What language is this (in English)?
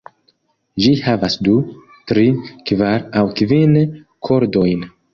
Esperanto